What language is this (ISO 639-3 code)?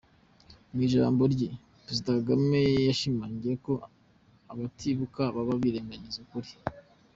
kin